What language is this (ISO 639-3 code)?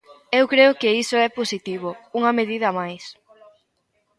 glg